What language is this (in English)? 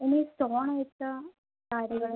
Malayalam